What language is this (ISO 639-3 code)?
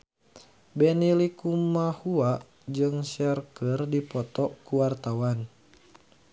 sun